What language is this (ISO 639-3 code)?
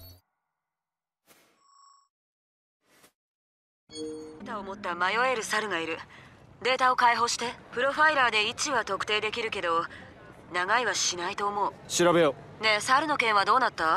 jpn